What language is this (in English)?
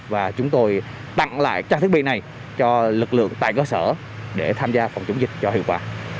Vietnamese